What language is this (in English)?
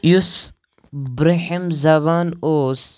Kashmiri